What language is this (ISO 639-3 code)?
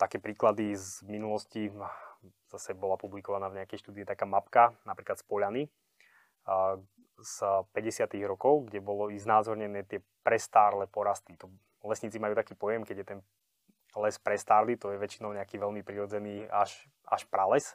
slk